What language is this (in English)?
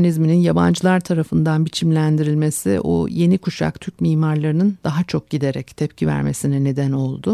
Turkish